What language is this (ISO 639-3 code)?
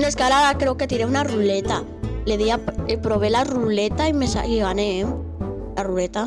spa